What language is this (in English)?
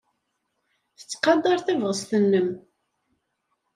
Kabyle